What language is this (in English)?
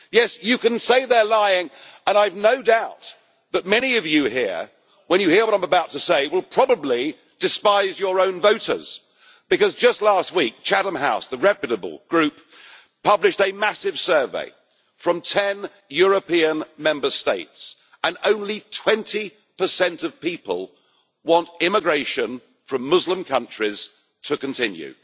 English